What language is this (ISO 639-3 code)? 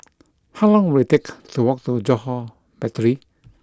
eng